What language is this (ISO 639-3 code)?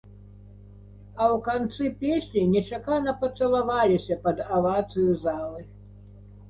bel